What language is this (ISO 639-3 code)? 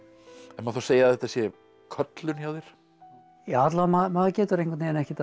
isl